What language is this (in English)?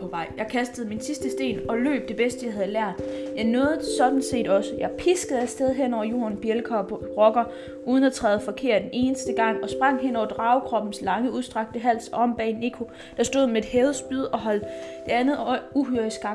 Danish